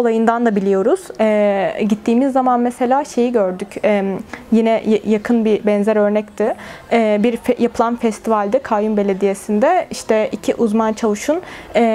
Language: Turkish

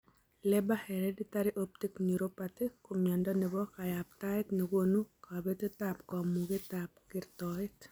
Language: Kalenjin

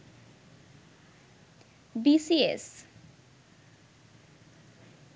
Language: Bangla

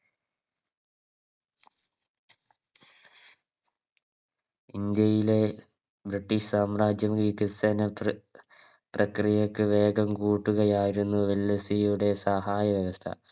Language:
Malayalam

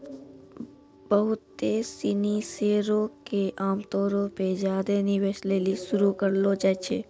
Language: Maithili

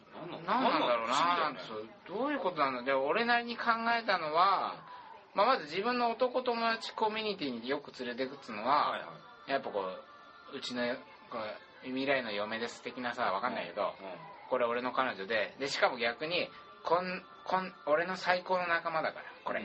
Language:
Japanese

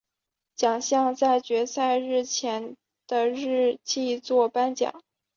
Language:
Chinese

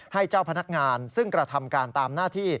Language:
Thai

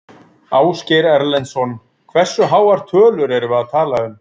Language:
Icelandic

